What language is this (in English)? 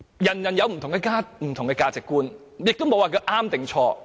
Cantonese